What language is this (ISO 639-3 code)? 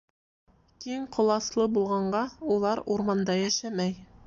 bak